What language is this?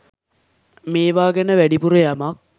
Sinhala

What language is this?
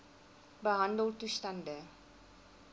Afrikaans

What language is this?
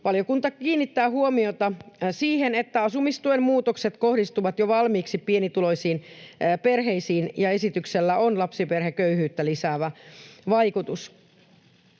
Finnish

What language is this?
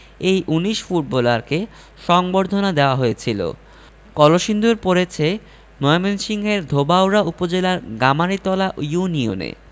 Bangla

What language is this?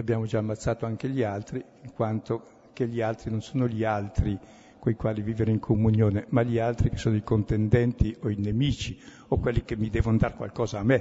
Italian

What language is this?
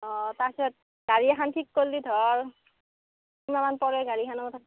Assamese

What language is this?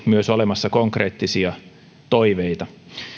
Finnish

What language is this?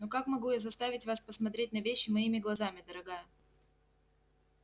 Russian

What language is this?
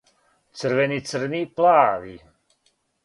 Serbian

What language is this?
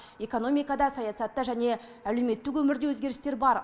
Kazakh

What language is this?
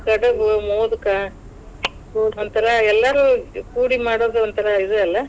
Kannada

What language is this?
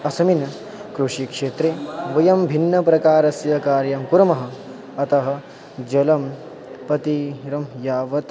Sanskrit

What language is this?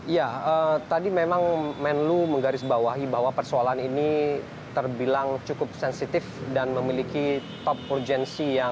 Indonesian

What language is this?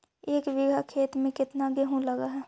Magahi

